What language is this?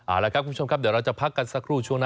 Thai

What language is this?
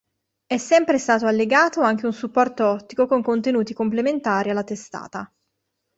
Italian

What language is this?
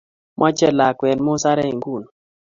Kalenjin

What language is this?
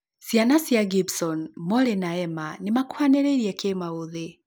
Kikuyu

